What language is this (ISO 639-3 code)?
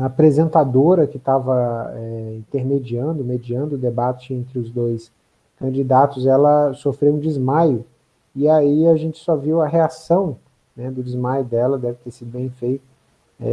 por